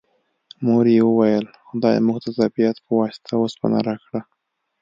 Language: Pashto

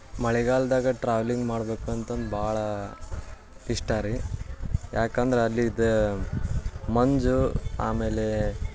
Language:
Kannada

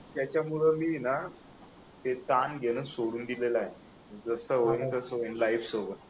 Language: Marathi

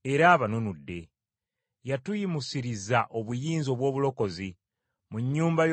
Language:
Ganda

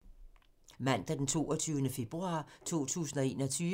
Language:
Danish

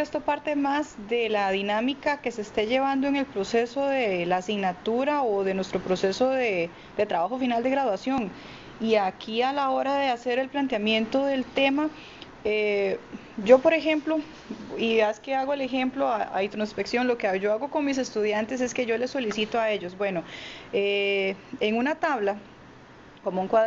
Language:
Spanish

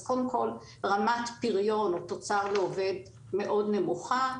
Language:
Hebrew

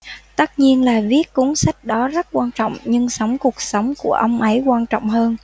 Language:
Vietnamese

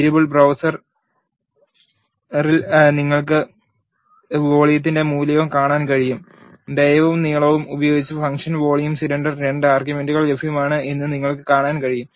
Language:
Malayalam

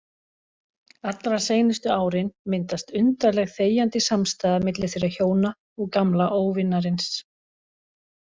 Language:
Icelandic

